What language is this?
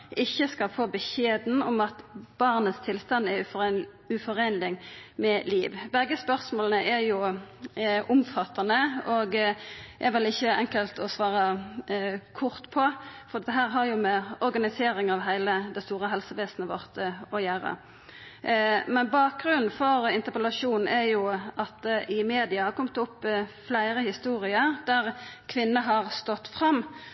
Norwegian Nynorsk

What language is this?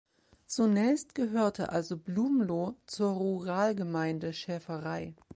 German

